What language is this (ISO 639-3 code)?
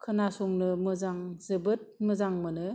brx